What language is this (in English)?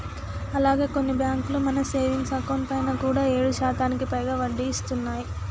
Telugu